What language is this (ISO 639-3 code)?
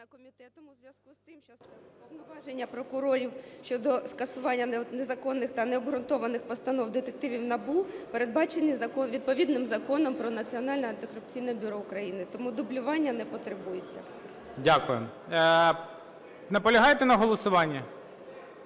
ukr